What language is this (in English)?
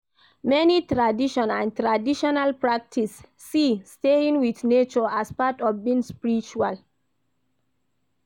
Nigerian Pidgin